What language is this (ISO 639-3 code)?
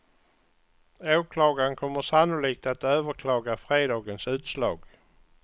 swe